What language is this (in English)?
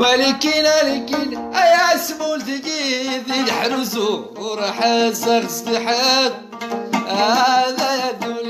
Arabic